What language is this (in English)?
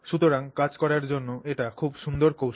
Bangla